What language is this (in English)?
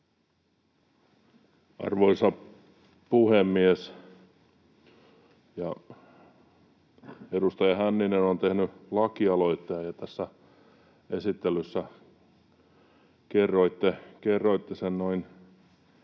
Finnish